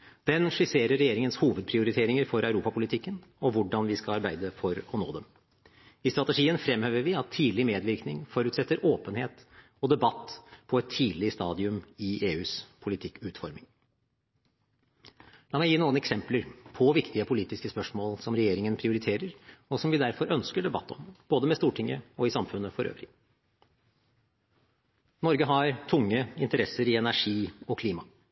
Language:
Norwegian Bokmål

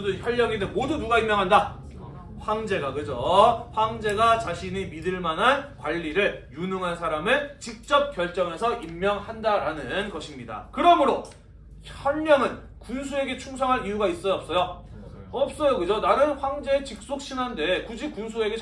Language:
Korean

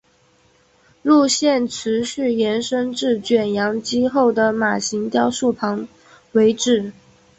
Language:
Chinese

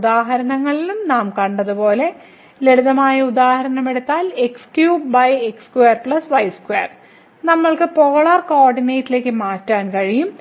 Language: Malayalam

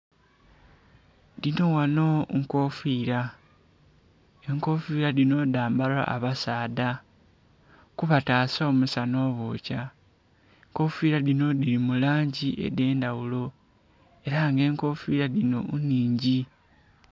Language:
Soga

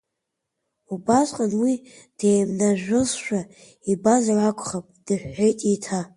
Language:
Abkhazian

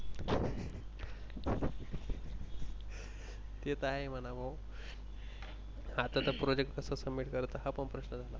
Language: Marathi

